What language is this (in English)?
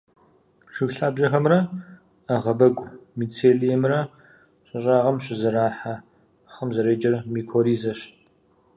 Kabardian